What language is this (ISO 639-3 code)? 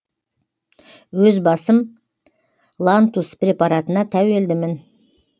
kaz